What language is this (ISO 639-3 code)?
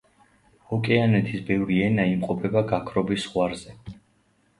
kat